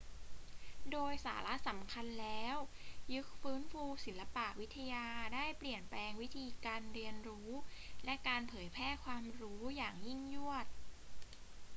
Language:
Thai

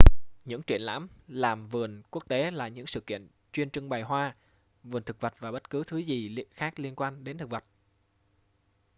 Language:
Vietnamese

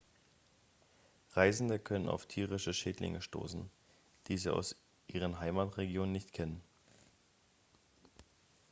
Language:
German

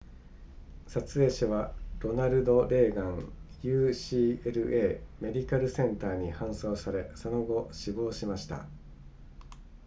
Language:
Japanese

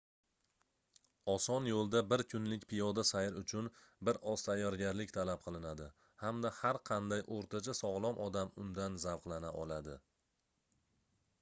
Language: Uzbek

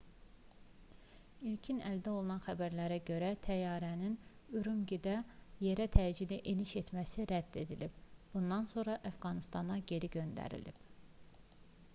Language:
Azerbaijani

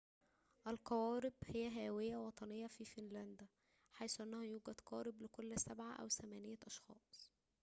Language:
Arabic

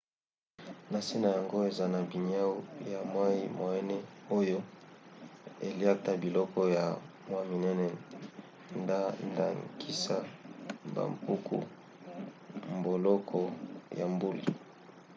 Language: Lingala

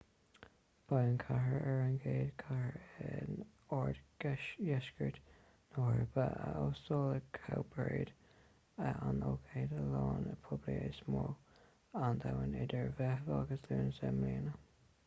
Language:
Irish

